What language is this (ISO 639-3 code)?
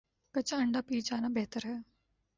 urd